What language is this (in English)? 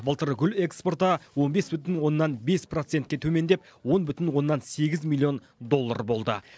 Kazakh